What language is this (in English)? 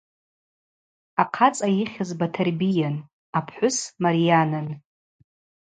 Abaza